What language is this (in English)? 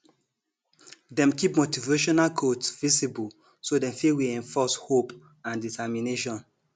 Nigerian Pidgin